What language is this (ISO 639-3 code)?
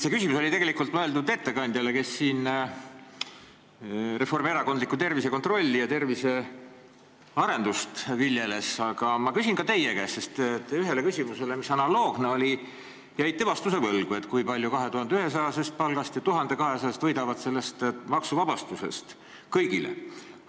est